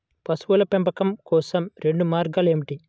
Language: Telugu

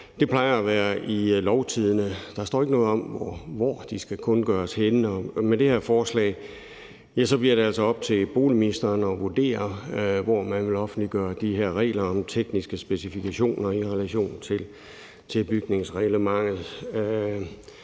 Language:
Danish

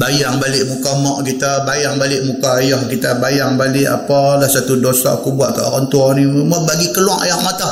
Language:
Malay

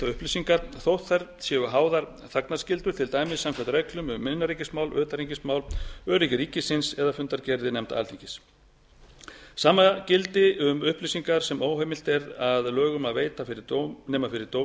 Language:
Icelandic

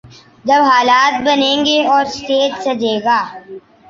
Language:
Urdu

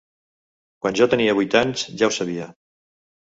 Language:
Catalan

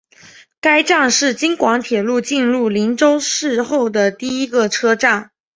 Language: Chinese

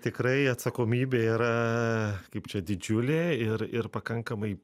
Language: Lithuanian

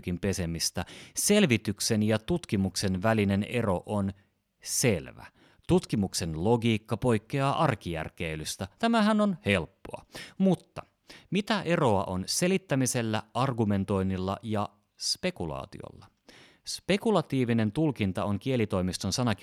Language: Finnish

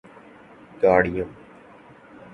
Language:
Urdu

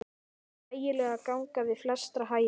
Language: Icelandic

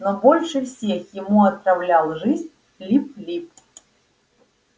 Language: Russian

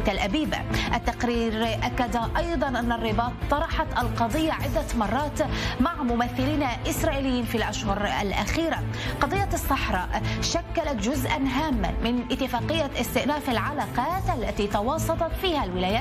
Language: Arabic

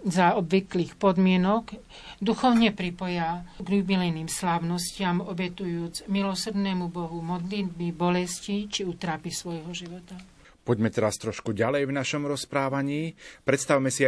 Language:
Slovak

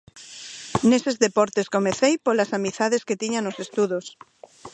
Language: Galician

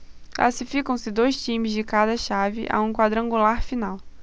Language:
Portuguese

